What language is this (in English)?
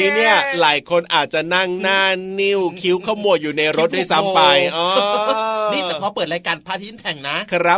Thai